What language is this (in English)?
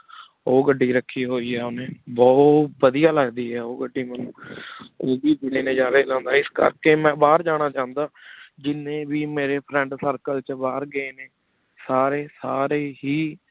Punjabi